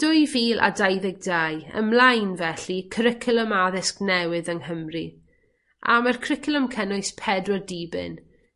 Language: Welsh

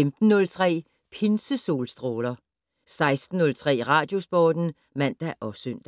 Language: Danish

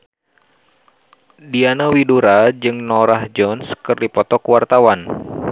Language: Sundanese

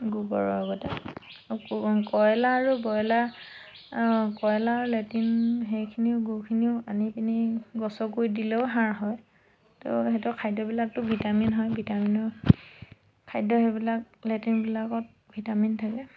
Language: Assamese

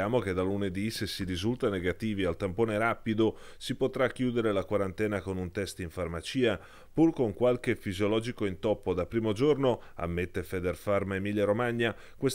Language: Italian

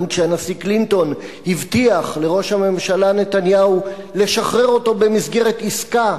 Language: Hebrew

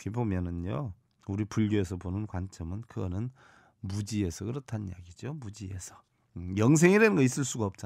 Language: Korean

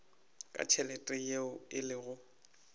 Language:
Northern Sotho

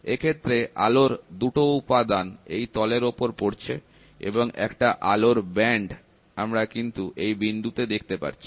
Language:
Bangla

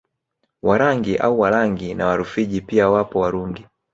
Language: Swahili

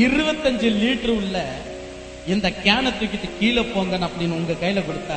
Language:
Tamil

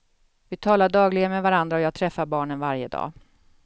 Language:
Swedish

